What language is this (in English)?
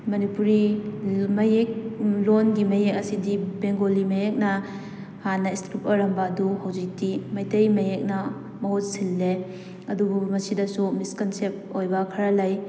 Manipuri